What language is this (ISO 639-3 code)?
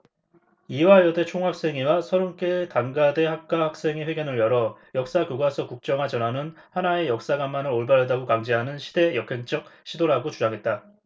kor